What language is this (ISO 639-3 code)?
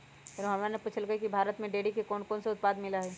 mag